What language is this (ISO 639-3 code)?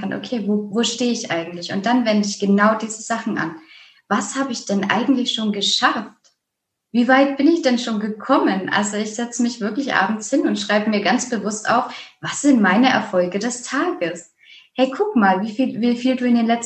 deu